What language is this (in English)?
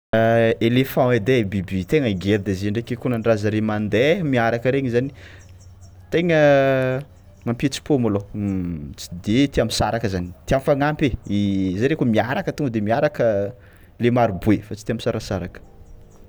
Tsimihety Malagasy